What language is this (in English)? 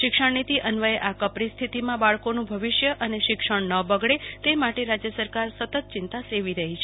Gujarati